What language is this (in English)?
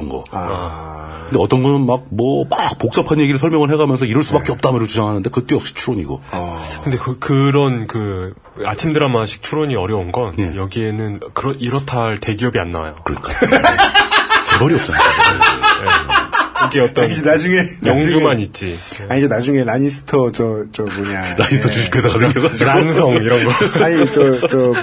Korean